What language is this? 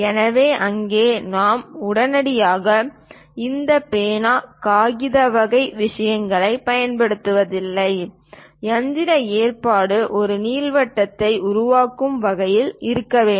Tamil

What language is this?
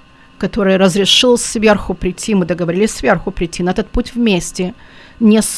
Russian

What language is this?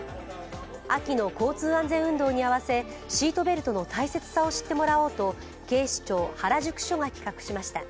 Japanese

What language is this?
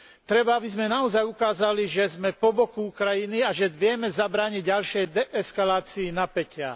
Slovak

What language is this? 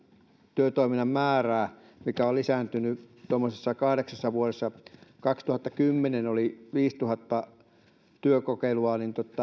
Finnish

